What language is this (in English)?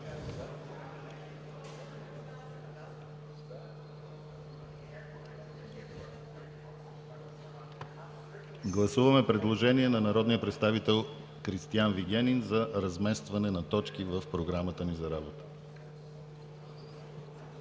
Bulgarian